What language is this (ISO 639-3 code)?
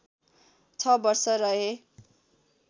nep